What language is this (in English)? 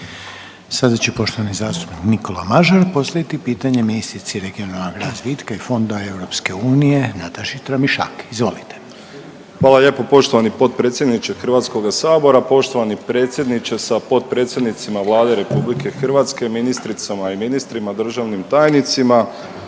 Croatian